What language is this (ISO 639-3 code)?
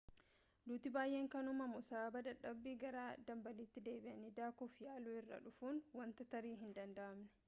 orm